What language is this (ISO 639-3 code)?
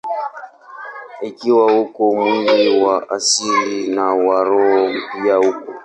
swa